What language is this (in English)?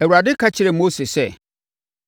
Akan